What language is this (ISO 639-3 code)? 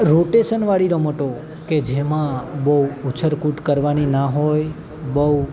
guj